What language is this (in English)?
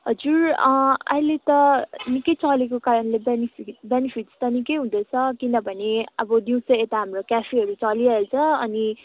Nepali